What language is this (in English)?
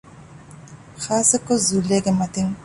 Divehi